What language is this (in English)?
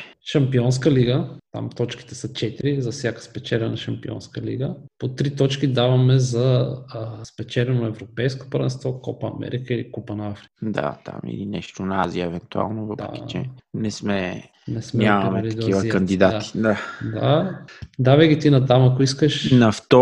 Bulgarian